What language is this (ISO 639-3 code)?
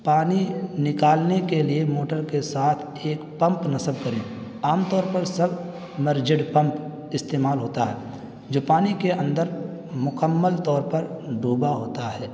urd